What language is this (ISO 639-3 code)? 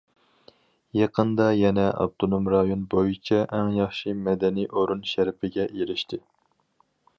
uig